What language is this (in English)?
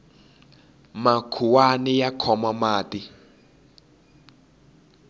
Tsonga